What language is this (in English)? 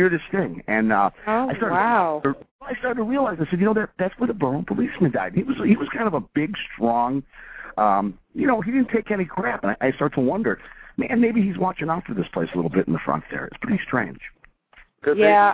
English